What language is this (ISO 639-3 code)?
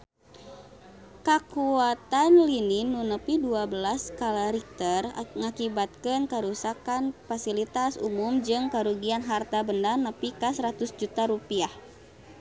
sun